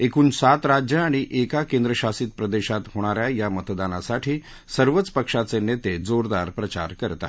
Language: Marathi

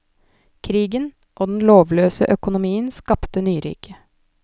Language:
Norwegian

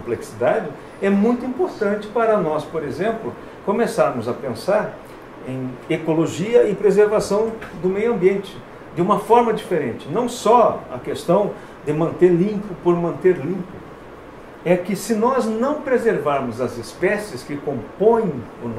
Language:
Portuguese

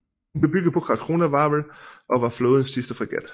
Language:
Danish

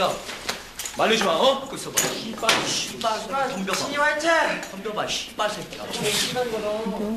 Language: Korean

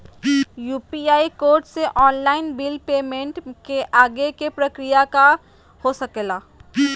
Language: Magahi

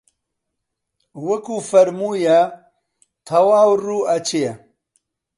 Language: Central Kurdish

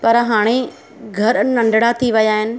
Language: Sindhi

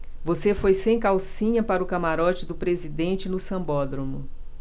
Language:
Portuguese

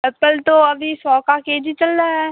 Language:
Hindi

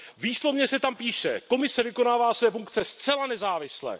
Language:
Czech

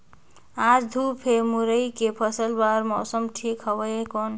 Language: Chhattisgarhi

